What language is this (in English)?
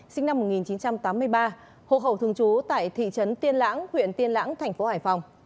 Vietnamese